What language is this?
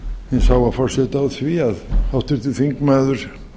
Icelandic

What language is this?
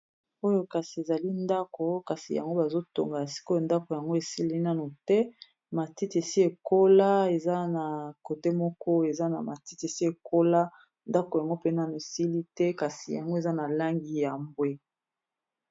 Lingala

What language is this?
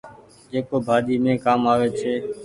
Goaria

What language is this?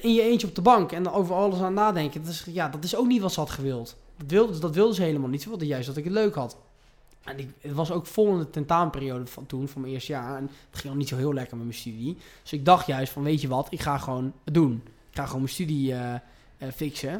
Dutch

